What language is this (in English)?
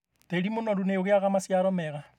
Kikuyu